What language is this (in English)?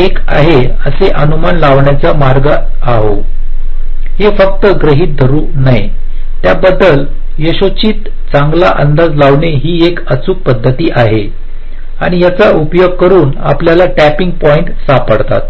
Marathi